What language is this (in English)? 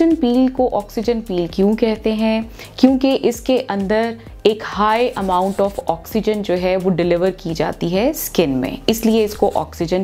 Hindi